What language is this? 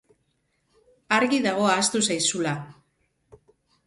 Basque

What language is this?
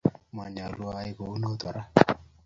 Kalenjin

